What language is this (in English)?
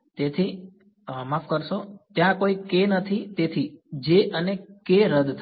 Gujarati